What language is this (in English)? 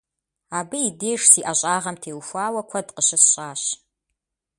Kabardian